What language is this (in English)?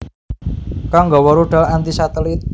Javanese